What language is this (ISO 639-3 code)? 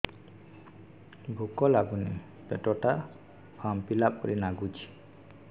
ori